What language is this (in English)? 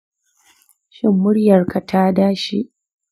Hausa